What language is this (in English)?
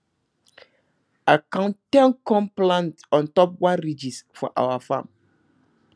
Nigerian Pidgin